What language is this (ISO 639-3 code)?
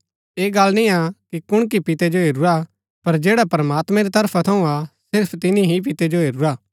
gbk